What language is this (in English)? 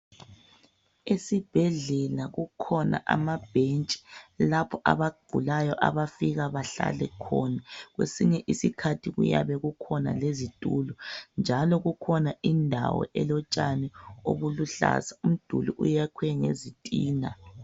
North Ndebele